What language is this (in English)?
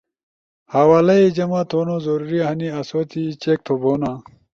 Ushojo